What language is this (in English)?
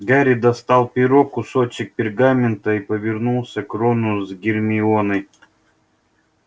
Russian